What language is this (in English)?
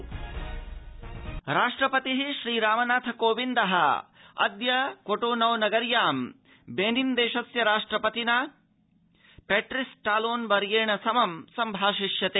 Sanskrit